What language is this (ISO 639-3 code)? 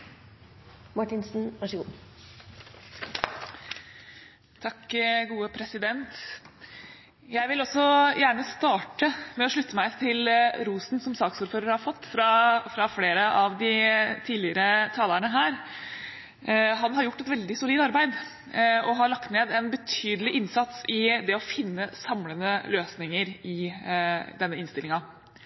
nor